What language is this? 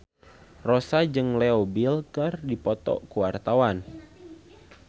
Sundanese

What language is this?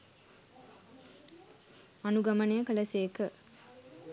Sinhala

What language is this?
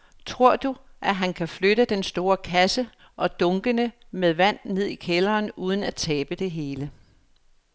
Danish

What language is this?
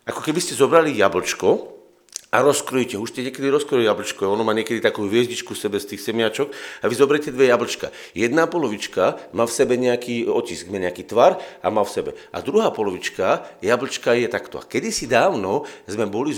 Slovak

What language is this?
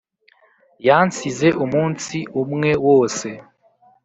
Kinyarwanda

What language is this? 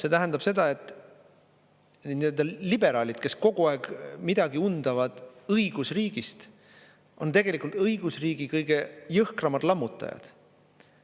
Estonian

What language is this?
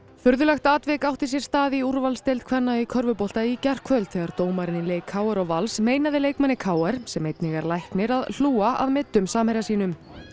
Icelandic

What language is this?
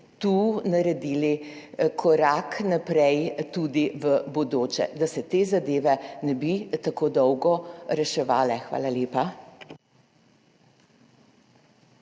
Slovenian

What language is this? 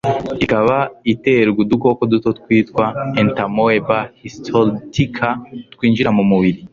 Kinyarwanda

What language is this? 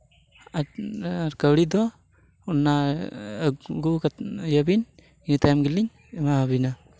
Santali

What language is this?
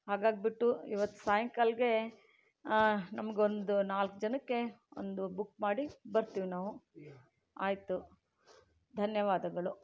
Kannada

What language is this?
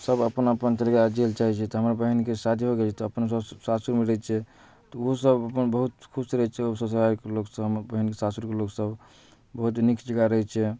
Maithili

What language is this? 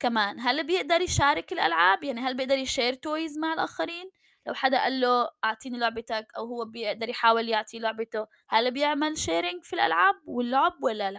Arabic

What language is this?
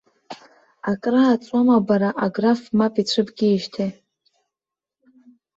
Abkhazian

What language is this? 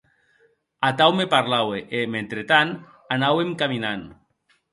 Occitan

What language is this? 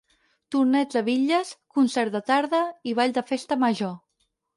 Catalan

